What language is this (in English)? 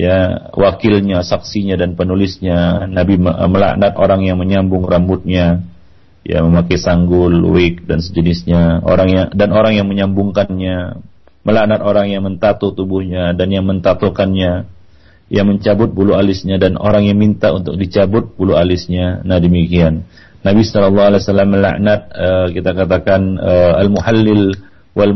Malay